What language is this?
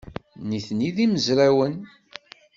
Kabyle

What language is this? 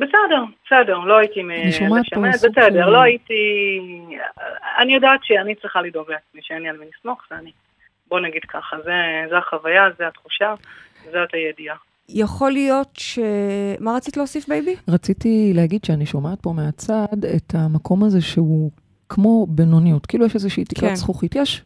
Hebrew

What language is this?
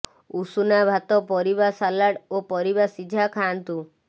Odia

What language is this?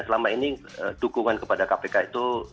Indonesian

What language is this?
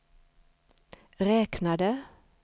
Swedish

